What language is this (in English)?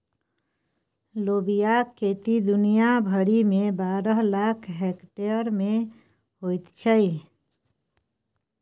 Maithili